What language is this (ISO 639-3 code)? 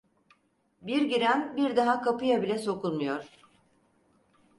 tur